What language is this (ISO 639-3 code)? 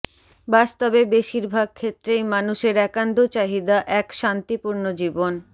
ben